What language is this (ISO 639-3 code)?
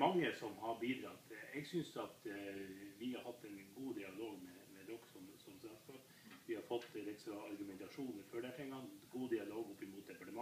nld